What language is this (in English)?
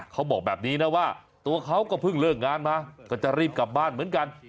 Thai